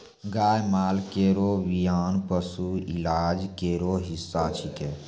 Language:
Maithili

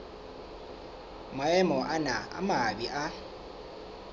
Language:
Southern Sotho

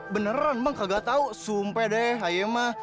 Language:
Indonesian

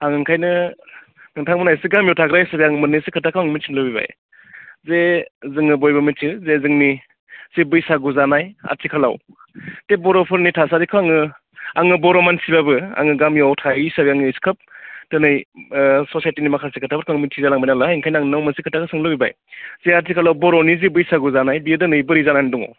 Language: Bodo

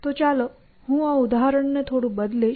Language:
Gujarati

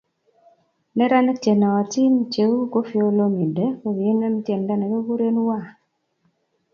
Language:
Kalenjin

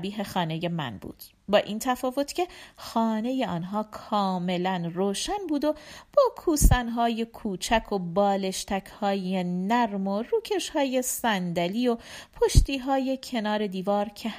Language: Persian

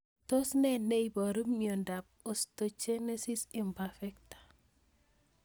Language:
Kalenjin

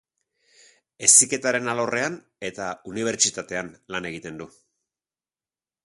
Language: Basque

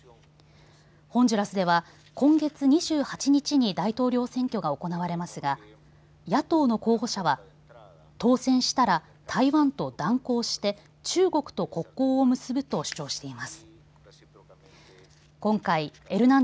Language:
Japanese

